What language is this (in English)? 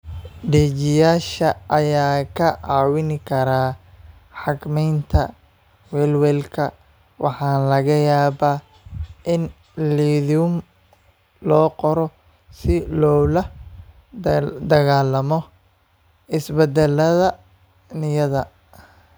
Somali